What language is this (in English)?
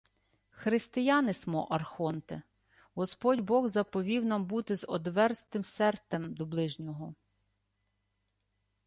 Ukrainian